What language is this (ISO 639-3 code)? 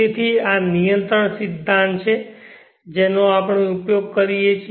guj